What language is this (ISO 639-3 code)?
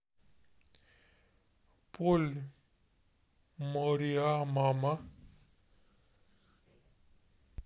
rus